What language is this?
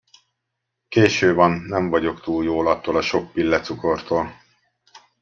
Hungarian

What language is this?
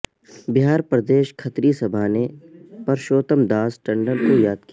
Urdu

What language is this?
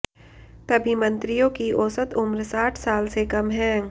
Hindi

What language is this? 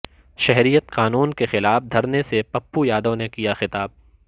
Urdu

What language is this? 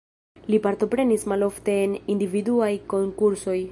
Esperanto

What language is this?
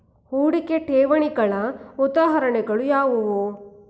Kannada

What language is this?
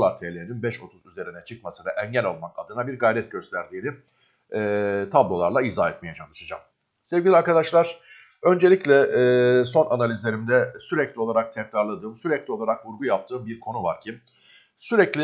Turkish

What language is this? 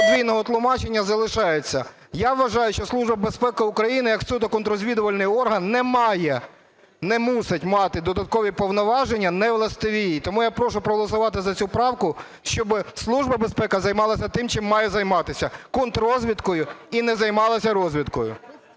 Ukrainian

